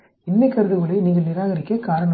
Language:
Tamil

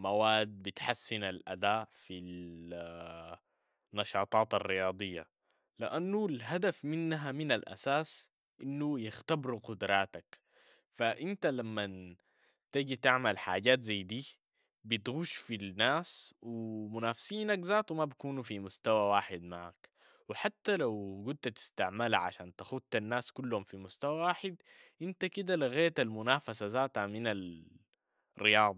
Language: Sudanese Arabic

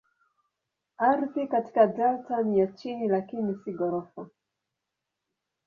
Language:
Swahili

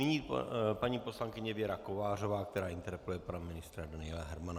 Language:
Czech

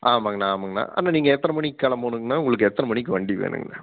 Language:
Tamil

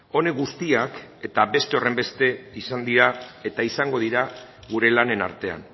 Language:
Basque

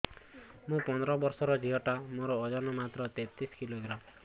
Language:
Odia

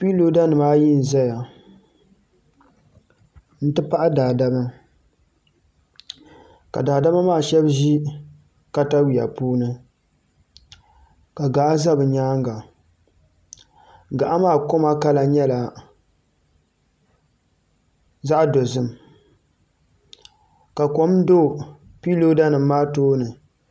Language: Dagbani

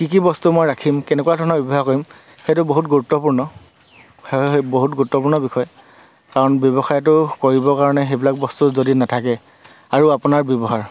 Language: Assamese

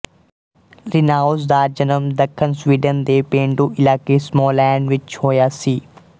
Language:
Punjabi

